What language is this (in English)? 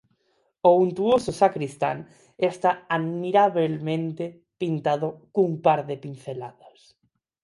Galician